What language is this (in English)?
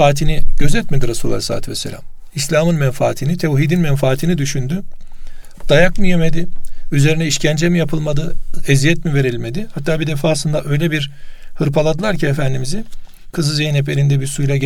Turkish